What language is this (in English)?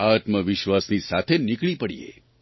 Gujarati